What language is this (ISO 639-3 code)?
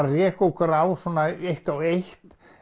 isl